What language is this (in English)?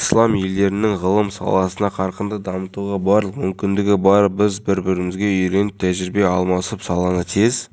Kazakh